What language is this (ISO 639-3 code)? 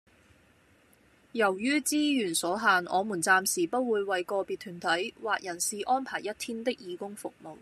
yue